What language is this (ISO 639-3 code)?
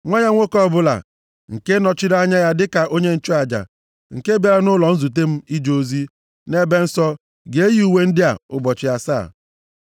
ibo